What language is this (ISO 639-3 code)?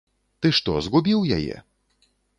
bel